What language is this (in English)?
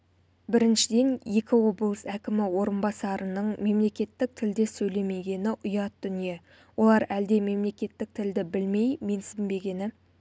Kazakh